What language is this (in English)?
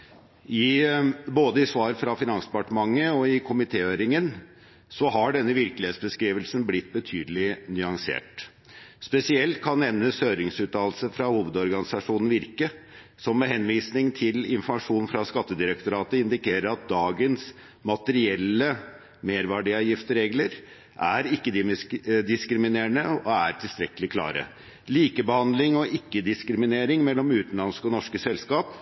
Norwegian Bokmål